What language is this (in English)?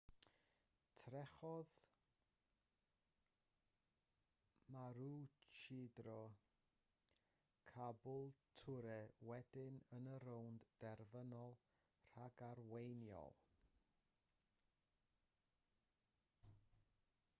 Welsh